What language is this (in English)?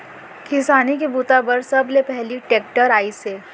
Chhattisgarhi